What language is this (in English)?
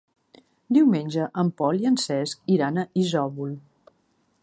Catalan